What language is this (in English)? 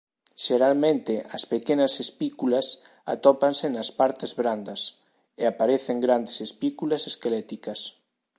Galician